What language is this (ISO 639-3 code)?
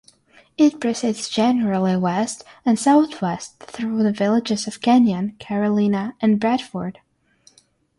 eng